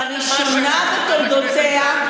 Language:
Hebrew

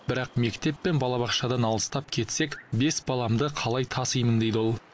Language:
Kazakh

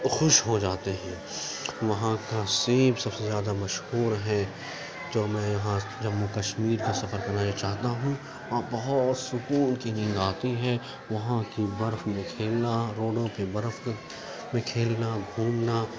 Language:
Urdu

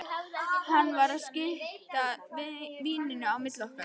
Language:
Icelandic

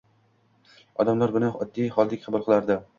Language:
Uzbek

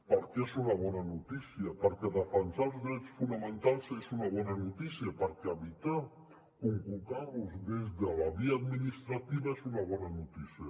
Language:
Catalan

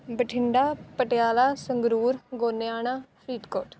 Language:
Punjabi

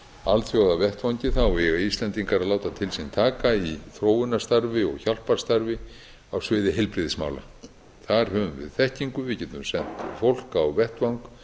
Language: Icelandic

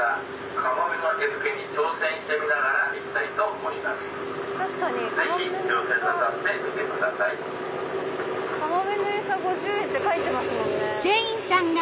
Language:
Japanese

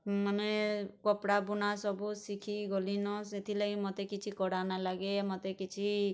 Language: Odia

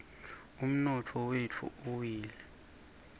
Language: Swati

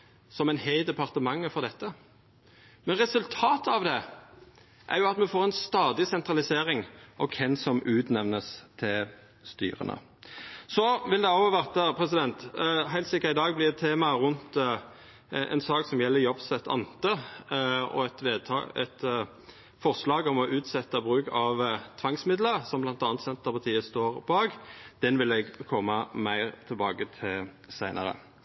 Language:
Norwegian Nynorsk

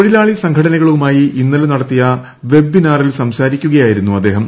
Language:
Malayalam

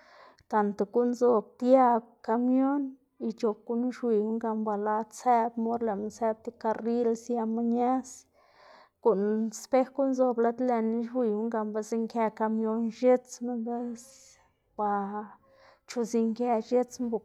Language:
Xanaguía Zapotec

